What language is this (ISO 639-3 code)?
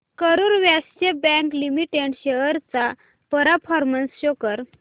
mar